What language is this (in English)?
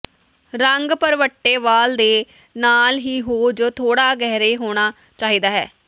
Punjabi